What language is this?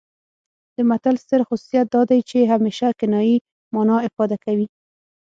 Pashto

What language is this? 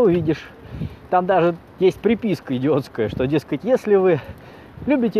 Russian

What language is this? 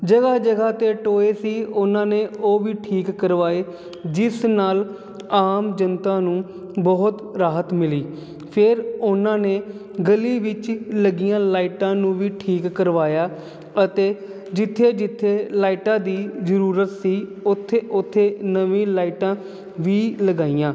Punjabi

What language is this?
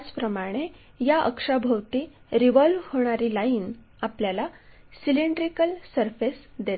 Marathi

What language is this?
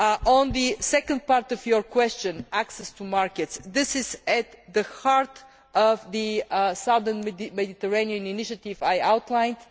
English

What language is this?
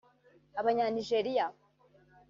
Kinyarwanda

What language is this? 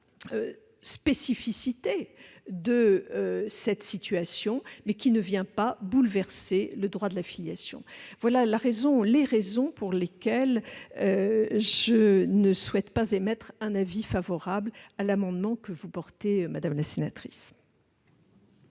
French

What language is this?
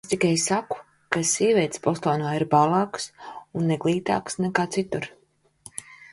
Latvian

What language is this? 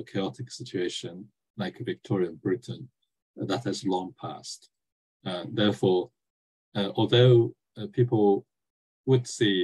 English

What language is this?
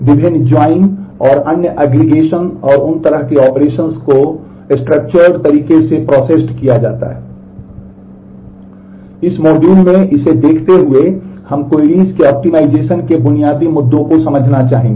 Hindi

